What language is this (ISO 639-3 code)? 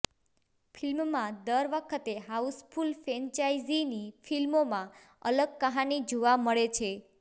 guj